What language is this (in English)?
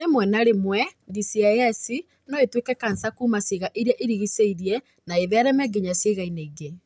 Kikuyu